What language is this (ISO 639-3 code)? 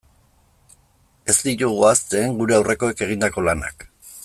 eus